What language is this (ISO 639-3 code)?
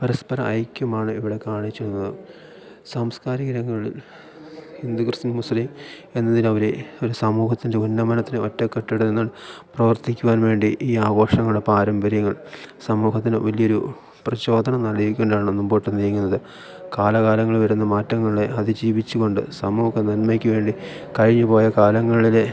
mal